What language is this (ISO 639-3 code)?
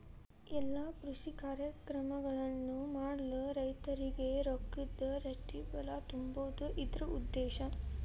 kan